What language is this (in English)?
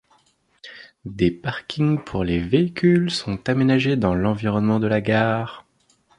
French